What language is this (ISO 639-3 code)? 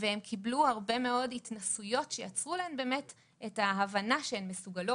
heb